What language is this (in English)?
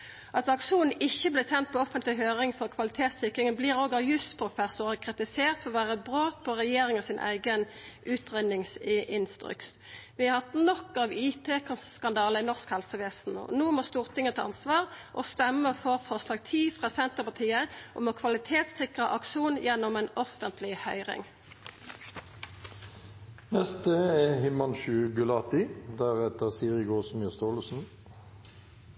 Norwegian Nynorsk